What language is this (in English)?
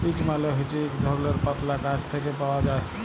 Bangla